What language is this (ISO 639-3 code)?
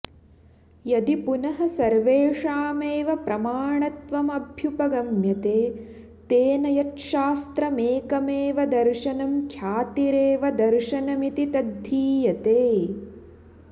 san